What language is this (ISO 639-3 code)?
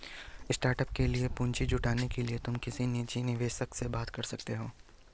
hin